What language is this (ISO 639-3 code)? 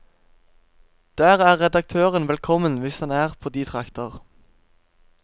nor